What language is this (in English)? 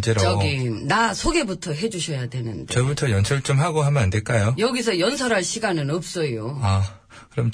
Korean